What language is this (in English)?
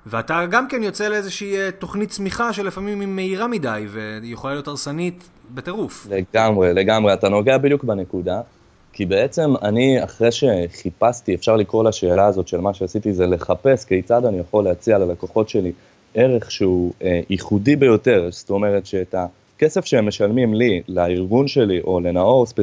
Hebrew